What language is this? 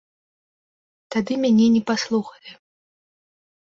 Belarusian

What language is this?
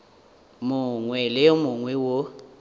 Northern Sotho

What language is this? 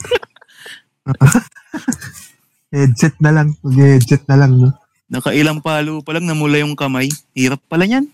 Filipino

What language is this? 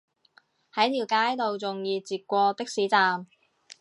Cantonese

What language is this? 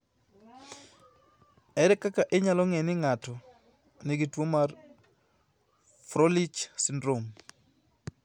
Luo (Kenya and Tanzania)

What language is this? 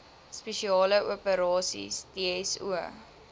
Afrikaans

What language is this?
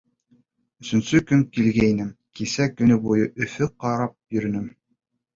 Bashkir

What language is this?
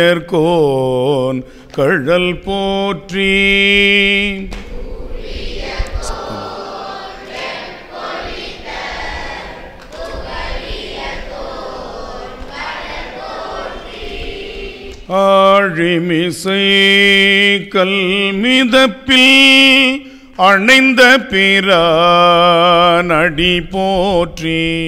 Romanian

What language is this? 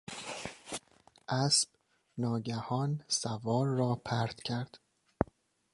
Persian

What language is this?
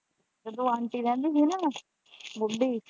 Punjabi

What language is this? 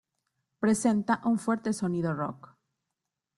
Spanish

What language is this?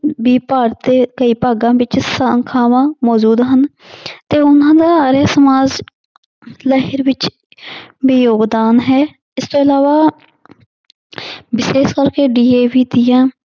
Punjabi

